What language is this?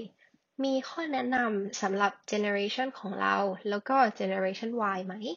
Thai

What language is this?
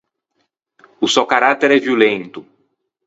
Ligurian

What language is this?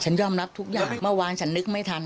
Thai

